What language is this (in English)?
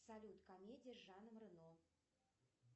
Russian